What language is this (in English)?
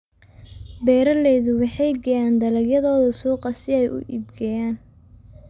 Somali